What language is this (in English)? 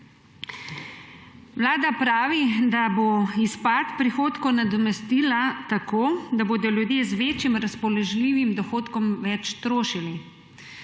Slovenian